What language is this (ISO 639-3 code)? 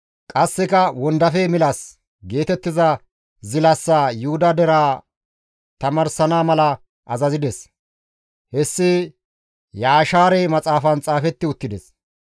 gmv